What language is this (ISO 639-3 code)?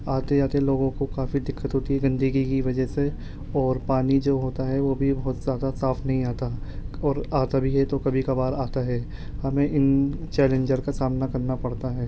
urd